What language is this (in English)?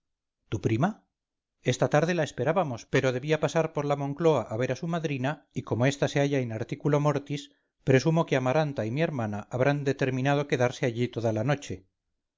Spanish